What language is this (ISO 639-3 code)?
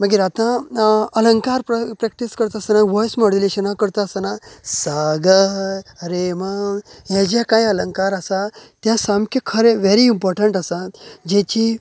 kok